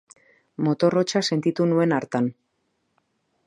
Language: Basque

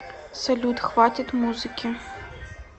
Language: Russian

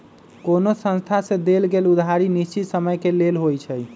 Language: Magahi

